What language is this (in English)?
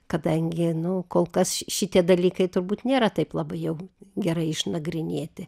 Lithuanian